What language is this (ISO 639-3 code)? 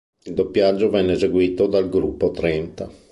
ita